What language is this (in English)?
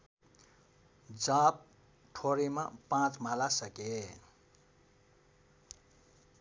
Nepali